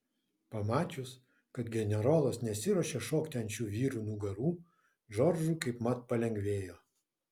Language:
Lithuanian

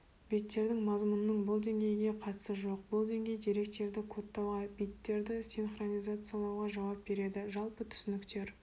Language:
Kazakh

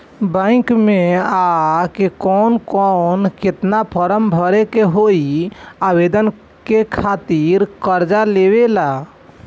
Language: Bhojpuri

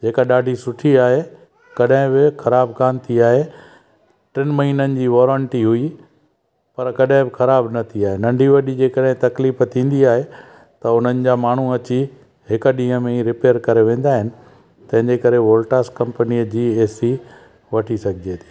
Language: Sindhi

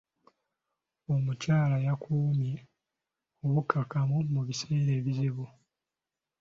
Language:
Ganda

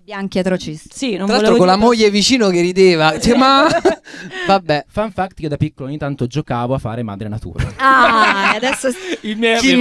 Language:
Italian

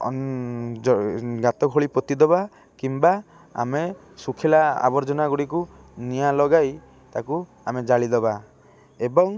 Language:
Odia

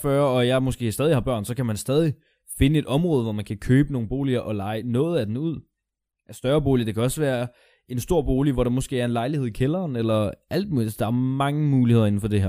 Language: Danish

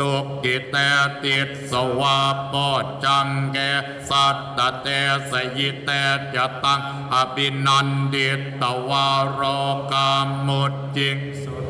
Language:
Thai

